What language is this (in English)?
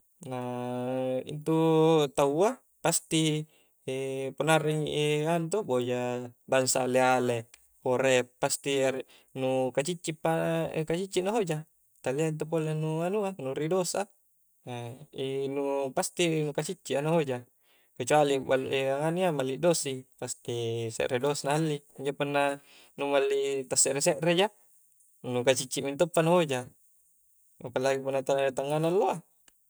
Coastal Konjo